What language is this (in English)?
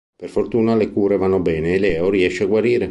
Italian